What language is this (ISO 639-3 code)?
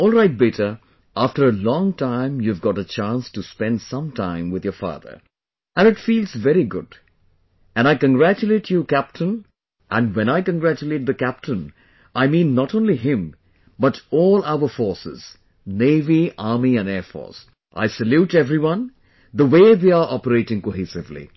eng